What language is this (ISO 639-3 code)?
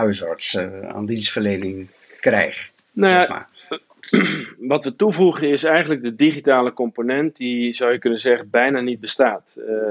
nld